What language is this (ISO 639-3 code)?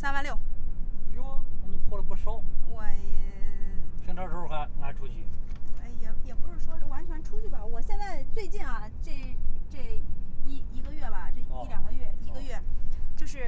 zho